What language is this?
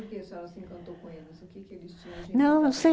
Portuguese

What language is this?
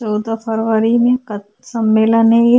Hindi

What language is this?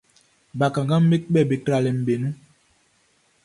Baoulé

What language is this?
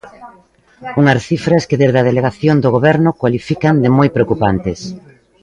Galician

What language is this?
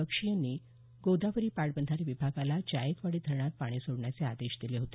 Marathi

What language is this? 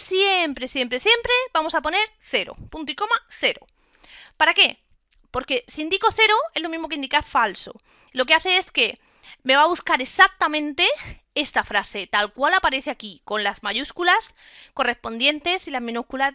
Spanish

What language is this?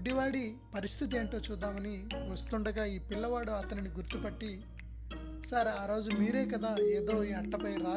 Telugu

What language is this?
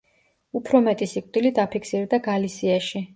Georgian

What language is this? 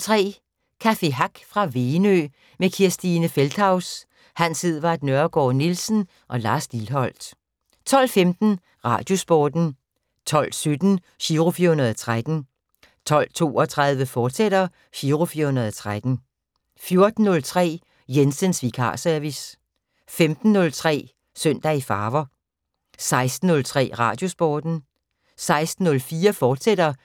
Danish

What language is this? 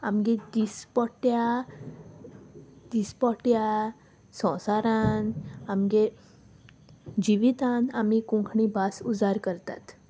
Konkani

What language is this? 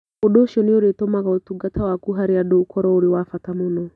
Kikuyu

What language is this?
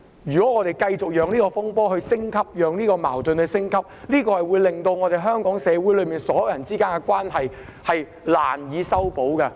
Cantonese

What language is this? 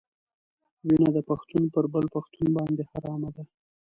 Pashto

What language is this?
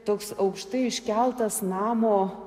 Lithuanian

